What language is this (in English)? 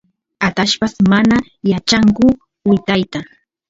Santiago del Estero Quichua